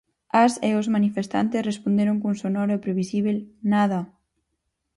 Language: Galician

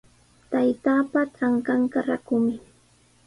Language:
Sihuas Ancash Quechua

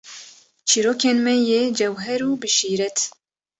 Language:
Kurdish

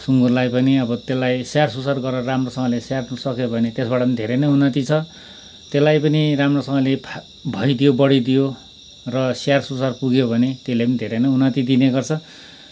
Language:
Nepali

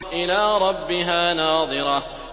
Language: Arabic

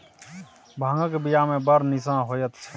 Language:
Maithili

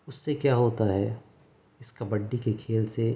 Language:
Urdu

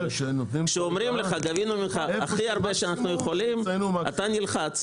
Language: Hebrew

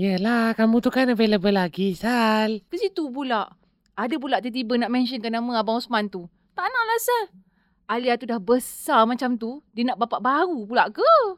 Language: Malay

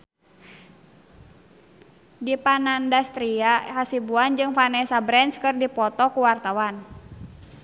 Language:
Sundanese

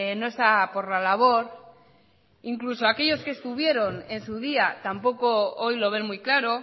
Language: Spanish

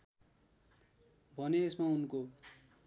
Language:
Nepali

